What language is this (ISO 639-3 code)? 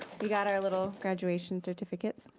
eng